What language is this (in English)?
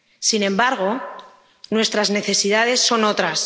Spanish